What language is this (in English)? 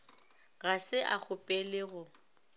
Northern Sotho